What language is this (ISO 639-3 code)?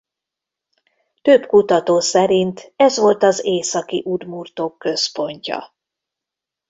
hun